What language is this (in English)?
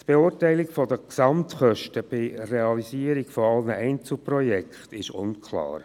Swiss German